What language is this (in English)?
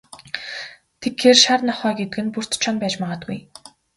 Mongolian